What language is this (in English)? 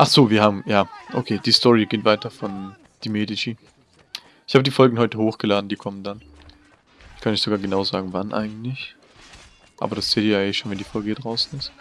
German